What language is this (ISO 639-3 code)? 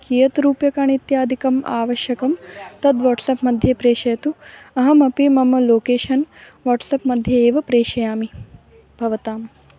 san